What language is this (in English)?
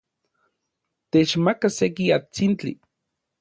Orizaba Nahuatl